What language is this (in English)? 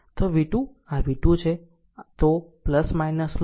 Gujarati